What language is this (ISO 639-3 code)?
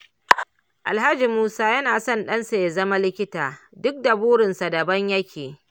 hau